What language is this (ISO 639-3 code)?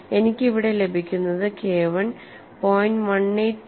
mal